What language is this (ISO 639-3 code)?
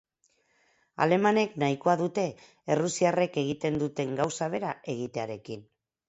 eus